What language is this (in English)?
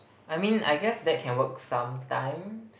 English